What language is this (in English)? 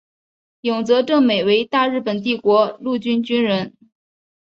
Chinese